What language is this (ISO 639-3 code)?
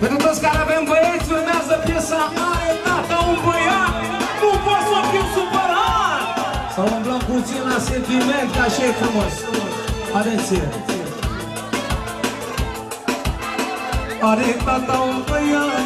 ron